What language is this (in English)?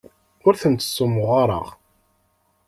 Kabyle